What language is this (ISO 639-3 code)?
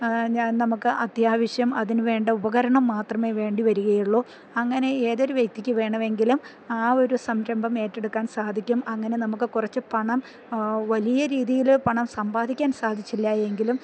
mal